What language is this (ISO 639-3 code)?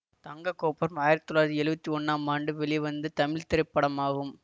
tam